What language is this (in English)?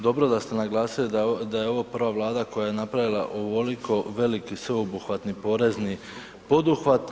Croatian